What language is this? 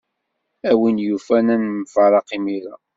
Kabyle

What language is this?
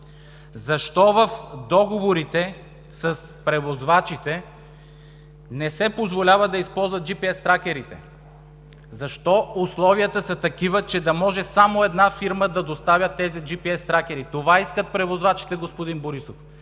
Bulgarian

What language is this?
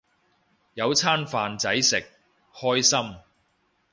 Cantonese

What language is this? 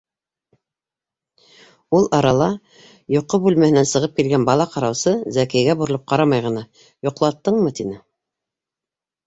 Bashkir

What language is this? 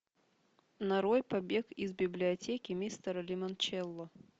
Russian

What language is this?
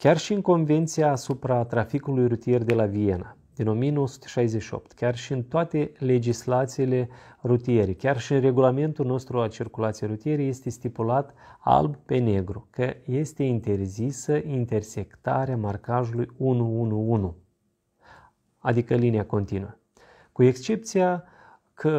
Romanian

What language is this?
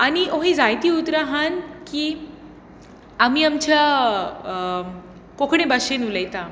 Konkani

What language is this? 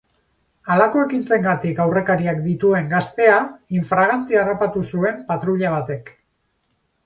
Basque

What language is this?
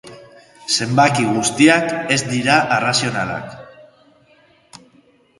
Basque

